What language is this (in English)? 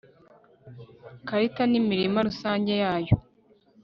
Kinyarwanda